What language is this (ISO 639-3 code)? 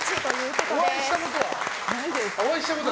jpn